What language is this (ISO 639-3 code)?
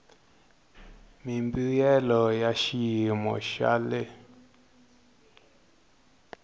tso